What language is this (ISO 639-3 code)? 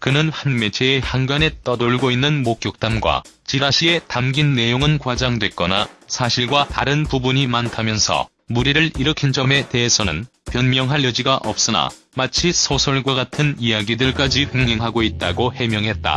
kor